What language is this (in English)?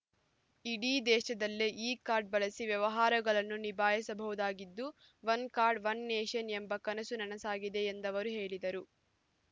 Kannada